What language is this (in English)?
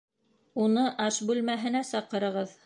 Bashkir